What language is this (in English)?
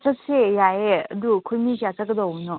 Manipuri